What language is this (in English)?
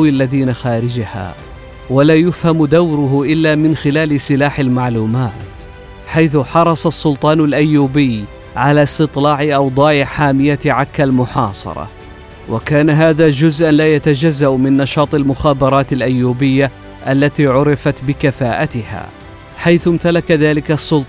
Arabic